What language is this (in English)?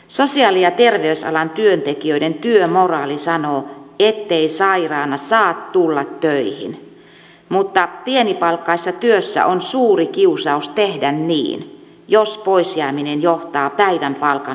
Finnish